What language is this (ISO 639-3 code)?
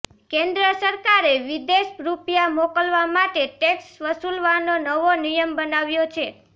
guj